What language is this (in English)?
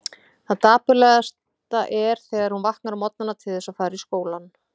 Icelandic